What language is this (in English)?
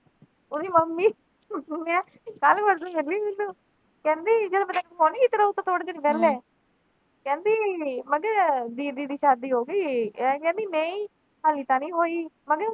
Punjabi